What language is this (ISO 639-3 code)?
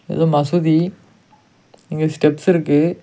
tam